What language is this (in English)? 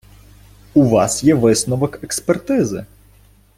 Ukrainian